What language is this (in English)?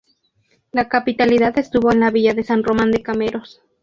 Spanish